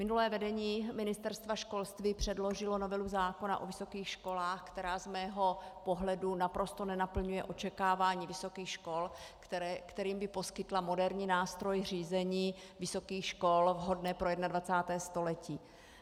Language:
Czech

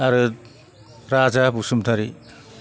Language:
Bodo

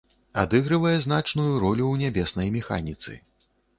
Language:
Belarusian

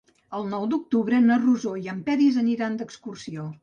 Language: Catalan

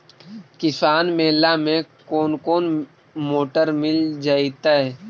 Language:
Magahi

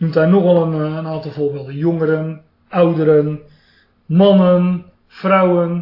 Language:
Dutch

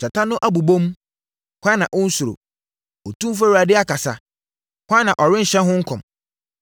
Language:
Akan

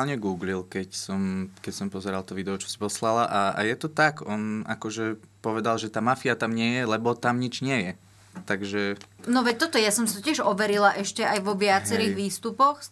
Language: Slovak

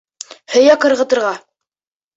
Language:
Bashkir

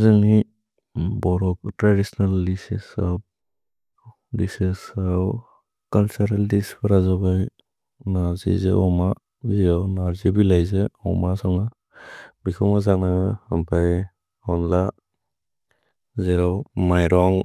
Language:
Bodo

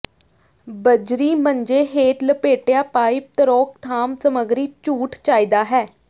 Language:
Punjabi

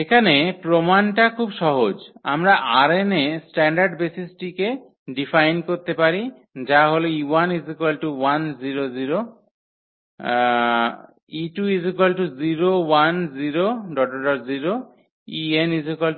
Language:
Bangla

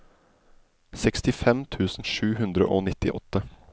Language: Norwegian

